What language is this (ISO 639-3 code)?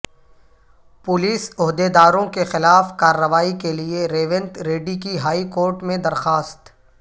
urd